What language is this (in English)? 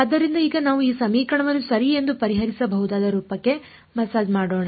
Kannada